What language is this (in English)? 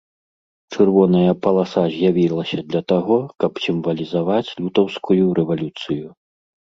Belarusian